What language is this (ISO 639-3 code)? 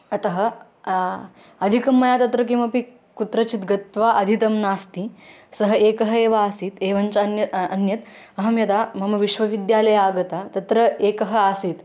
san